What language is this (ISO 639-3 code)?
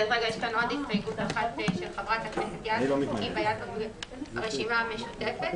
heb